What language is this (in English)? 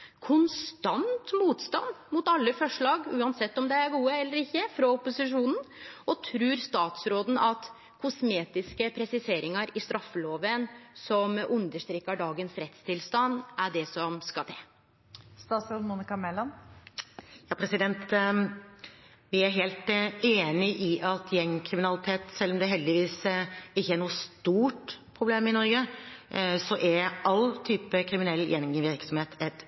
Norwegian